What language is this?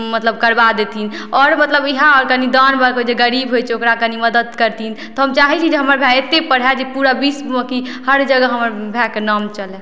Maithili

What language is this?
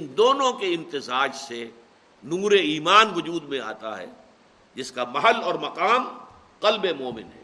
Urdu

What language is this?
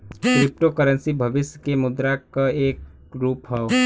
Bhojpuri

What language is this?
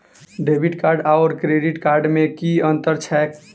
Maithili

